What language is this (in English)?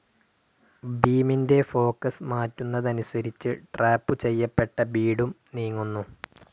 Malayalam